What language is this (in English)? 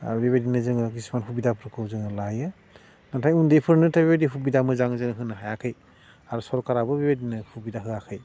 Bodo